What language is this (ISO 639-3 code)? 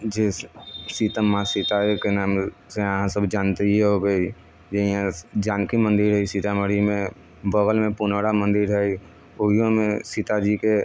mai